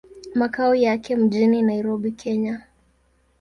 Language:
Swahili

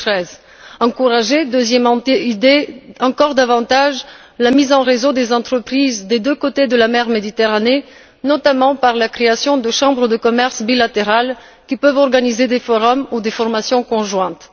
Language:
French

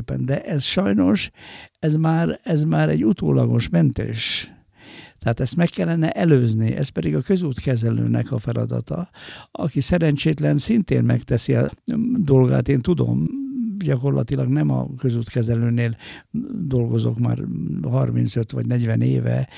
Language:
Hungarian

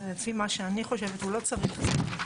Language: Hebrew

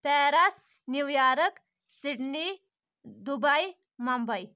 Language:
Kashmiri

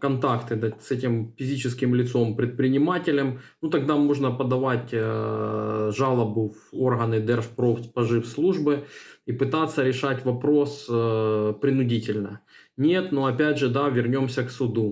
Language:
Russian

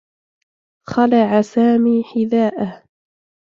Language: Arabic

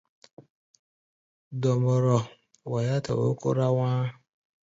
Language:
Gbaya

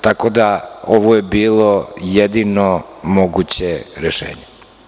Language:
Serbian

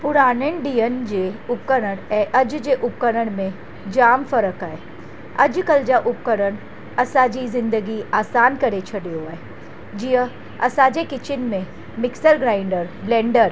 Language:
Sindhi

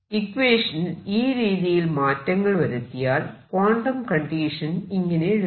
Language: Malayalam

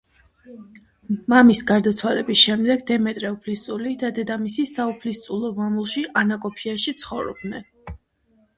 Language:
Georgian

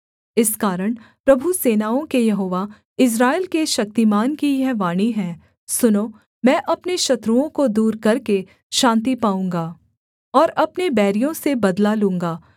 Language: Hindi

